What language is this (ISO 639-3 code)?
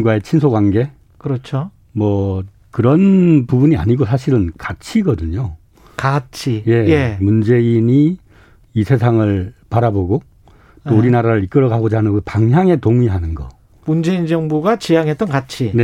kor